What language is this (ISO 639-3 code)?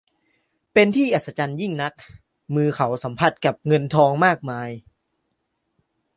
tha